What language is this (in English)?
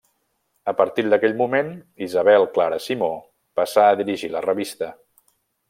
Catalan